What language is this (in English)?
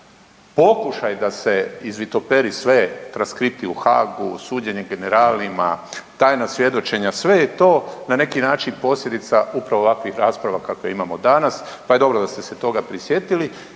Croatian